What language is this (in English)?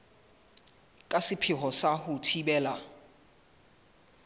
Southern Sotho